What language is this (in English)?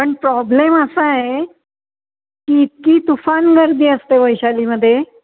Marathi